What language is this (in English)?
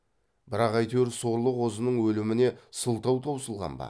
Kazakh